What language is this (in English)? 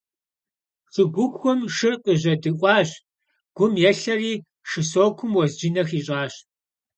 Kabardian